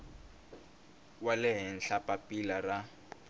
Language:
Tsonga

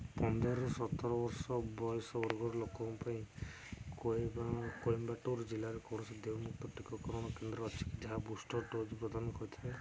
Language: Odia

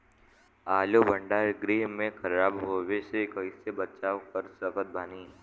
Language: Bhojpuri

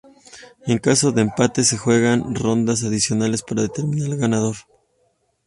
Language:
Spanish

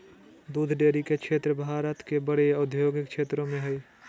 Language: Magahi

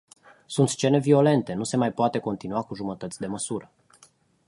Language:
Romanian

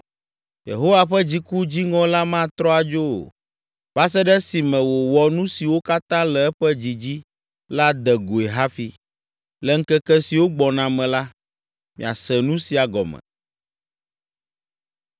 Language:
Ewe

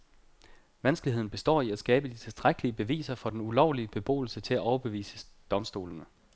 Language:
Danish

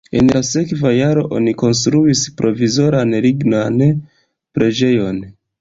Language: Esperanto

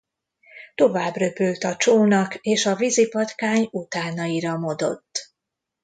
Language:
Hungarian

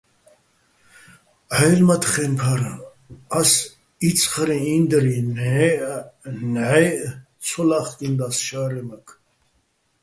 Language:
Bats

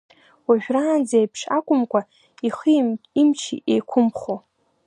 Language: Abkhazian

